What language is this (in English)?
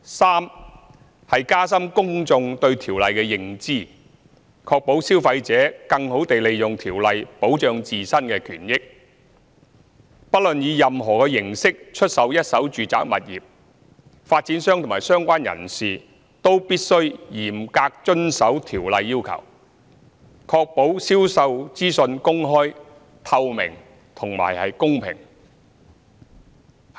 Cantonese